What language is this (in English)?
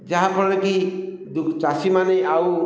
Odia